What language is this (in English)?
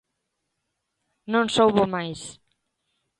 Galician